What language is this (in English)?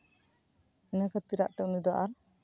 Santali